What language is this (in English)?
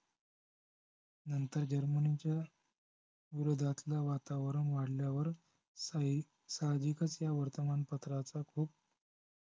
Marathi